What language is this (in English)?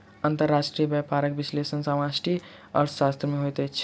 Maithili